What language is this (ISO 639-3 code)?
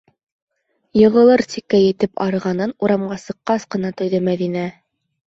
bak